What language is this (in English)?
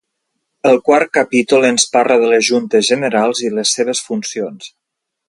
Catalan